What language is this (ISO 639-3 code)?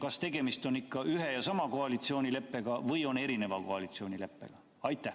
est